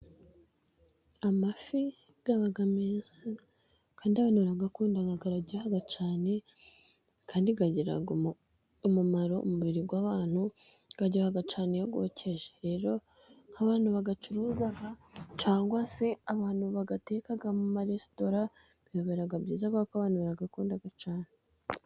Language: Kinyarwanda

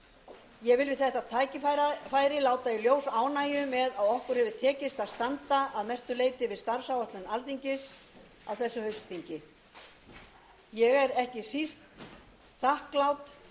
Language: Icelandic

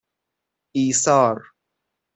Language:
Persian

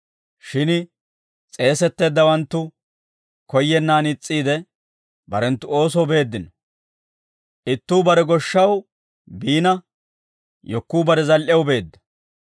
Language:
Dawro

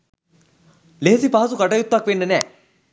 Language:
Sinhala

